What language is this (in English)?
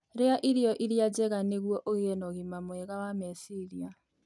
Kikuyu